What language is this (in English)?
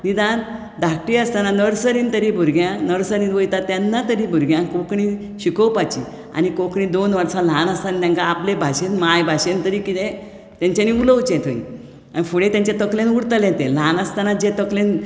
Konkani